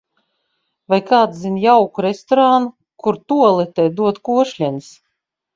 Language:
Latvian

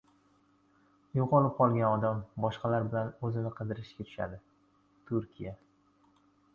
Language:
Uzbek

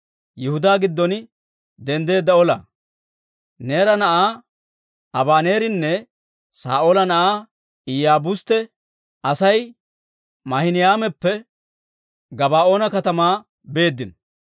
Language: Dawro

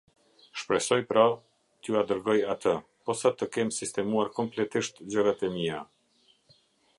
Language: Albanian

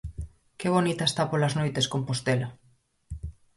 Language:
Galician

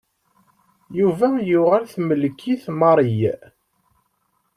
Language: Kabyle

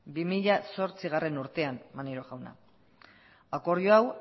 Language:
Basque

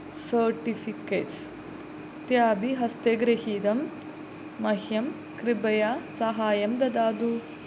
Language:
Sanskrit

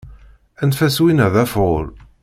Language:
Kabyle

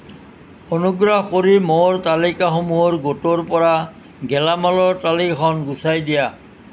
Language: Assamese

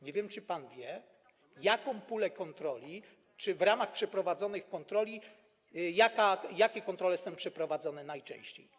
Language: Polish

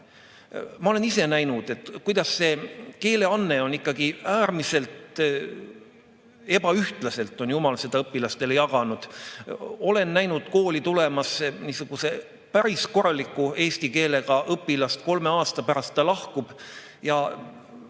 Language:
Estonian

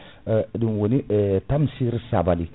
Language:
Fula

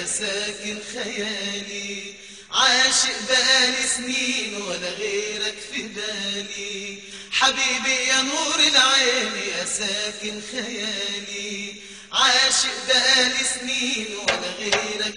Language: Arabic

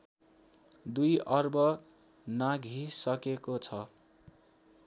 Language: Nepali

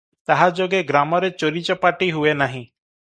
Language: Odia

